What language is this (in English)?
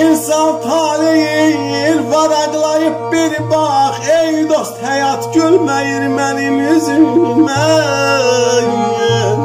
Turkish